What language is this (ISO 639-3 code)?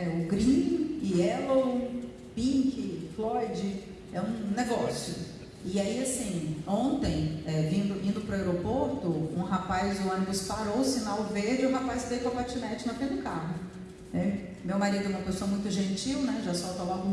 por